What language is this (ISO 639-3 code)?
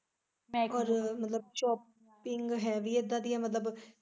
pan